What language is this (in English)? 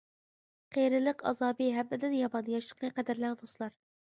Uyghur